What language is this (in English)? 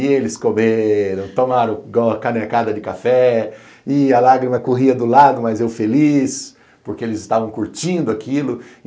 Portuguese